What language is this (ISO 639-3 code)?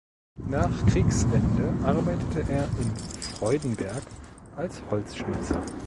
deu